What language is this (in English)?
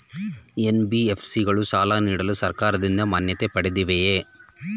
Kannada